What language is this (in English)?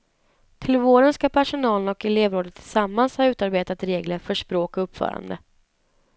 Swedish